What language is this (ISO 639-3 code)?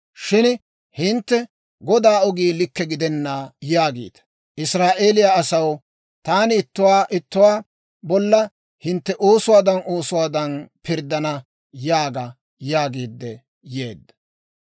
dwr